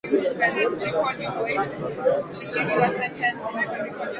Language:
Swahili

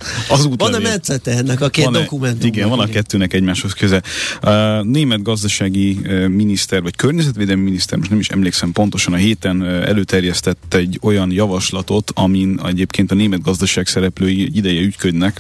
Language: Hungarian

